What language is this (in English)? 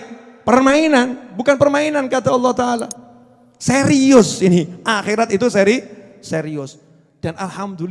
Indonesian